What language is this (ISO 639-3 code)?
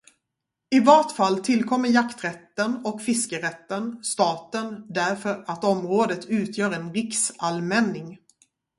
swe